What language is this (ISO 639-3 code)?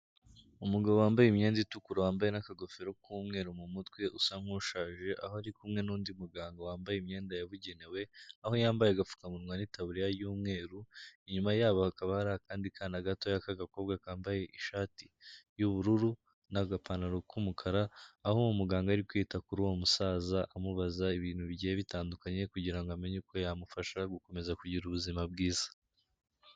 kin